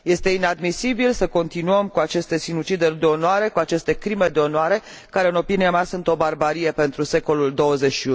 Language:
Romanian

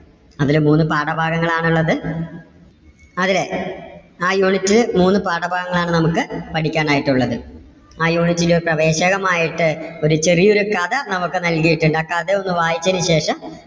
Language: Malayalam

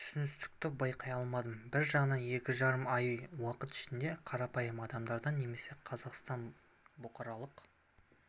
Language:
Kazakh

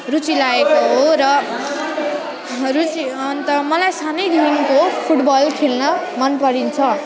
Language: Nepali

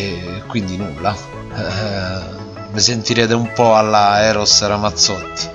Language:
Italian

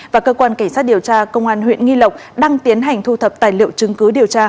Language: Vietnamese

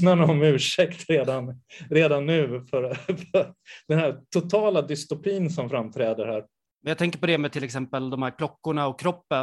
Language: Swedish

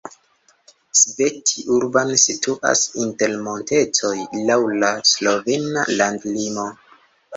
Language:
Esperanto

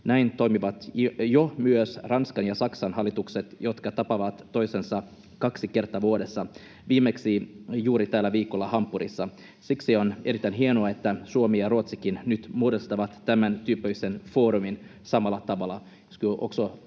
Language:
Finnish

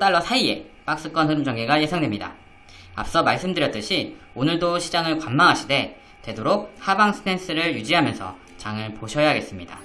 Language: Korean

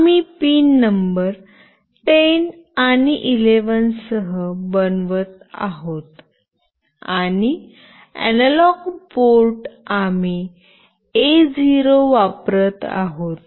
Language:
Marathi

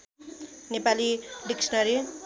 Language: Nepali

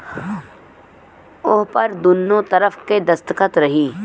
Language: Bhojpuri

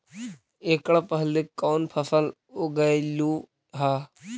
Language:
Magahi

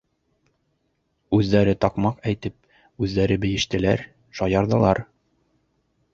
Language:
Bashkir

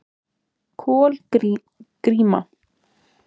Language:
Icelandic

